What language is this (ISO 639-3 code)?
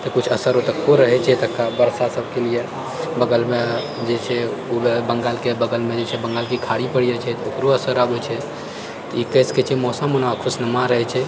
mai